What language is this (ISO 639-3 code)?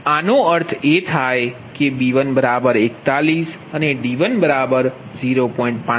guj